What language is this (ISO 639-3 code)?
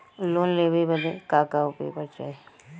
bho